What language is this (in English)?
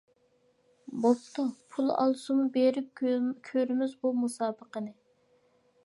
Uyghur